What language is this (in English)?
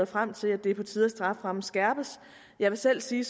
Danish